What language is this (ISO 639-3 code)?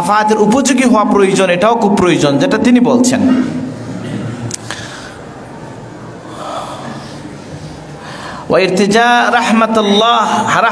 ind